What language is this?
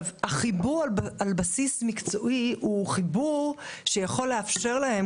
Hebrew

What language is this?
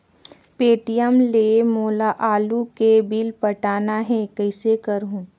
Chhattisgarhi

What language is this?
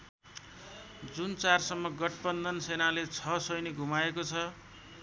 Nepali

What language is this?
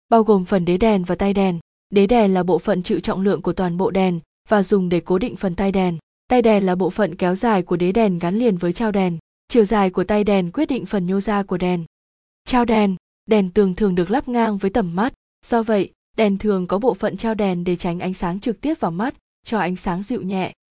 Vietnamese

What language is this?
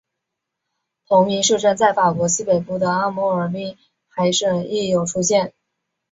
Chinese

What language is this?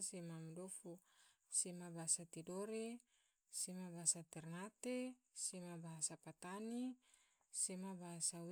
Tidore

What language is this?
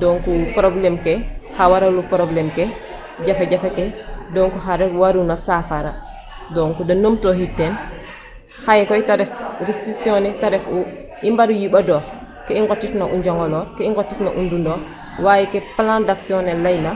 Serer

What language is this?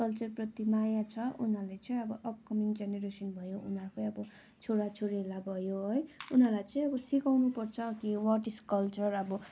Nepali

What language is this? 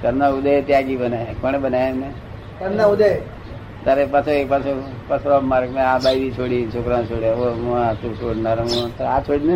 Gujarati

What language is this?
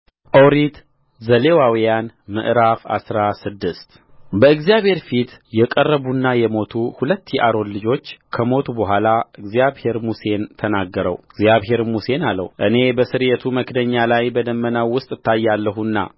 Amharic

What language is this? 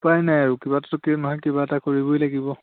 Assamese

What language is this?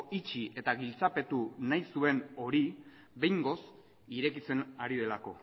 Basque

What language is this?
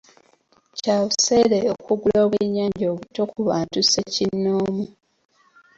Ganda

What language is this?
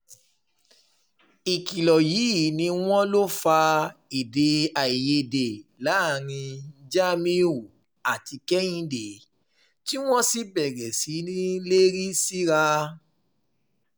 Yoruba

